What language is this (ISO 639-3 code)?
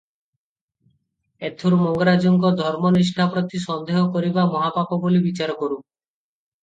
ori